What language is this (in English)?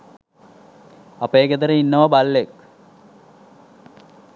Sinhala